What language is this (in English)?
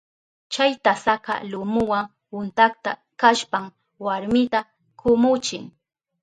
Southern Pastaza Quechua